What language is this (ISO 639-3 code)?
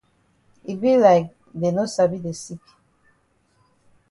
wes